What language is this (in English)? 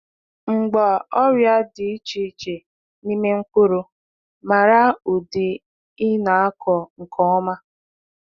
Igbo